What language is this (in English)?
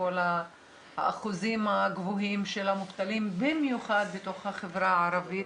Hebrew